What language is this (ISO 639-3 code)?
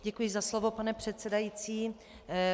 ces